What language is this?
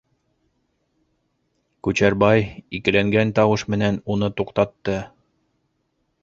Bashkir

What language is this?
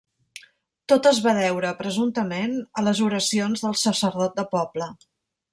Catalan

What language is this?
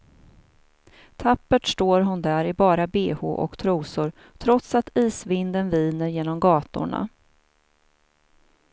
Swedish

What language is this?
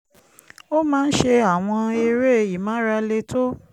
Yoruba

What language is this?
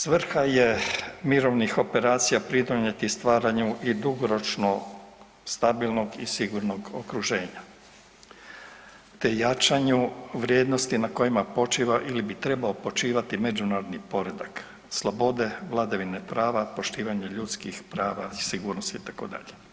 Croatian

